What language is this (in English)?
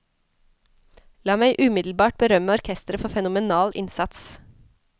Norwegian